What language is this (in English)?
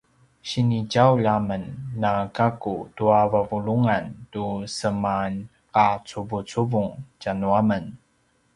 Paiwan